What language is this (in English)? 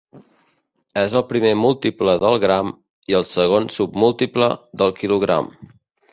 Catalan